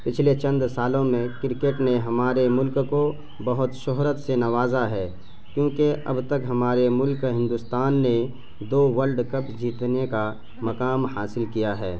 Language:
Urdu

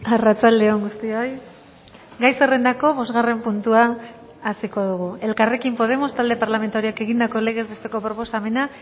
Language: Basque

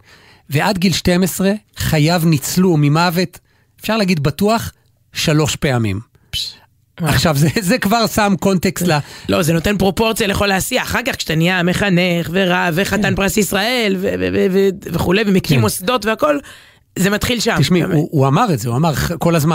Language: Hebrew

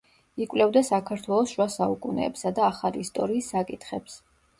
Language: Georgian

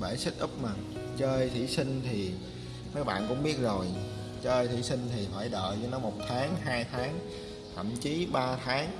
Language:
Vietnamese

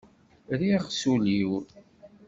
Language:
Kabyle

